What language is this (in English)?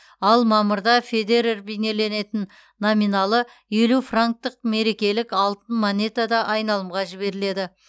Kazakh